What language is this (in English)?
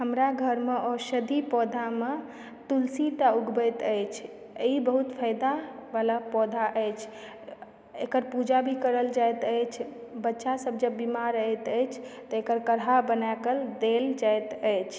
Maithili